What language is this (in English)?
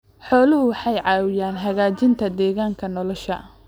Somali